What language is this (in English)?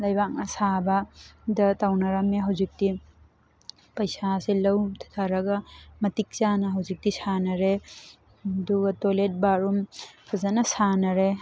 Manipuri